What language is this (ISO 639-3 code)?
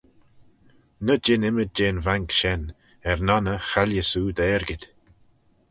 glv